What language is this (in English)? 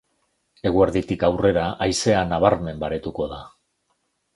Basque